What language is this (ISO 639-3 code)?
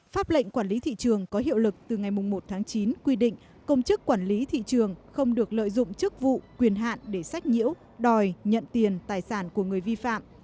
vie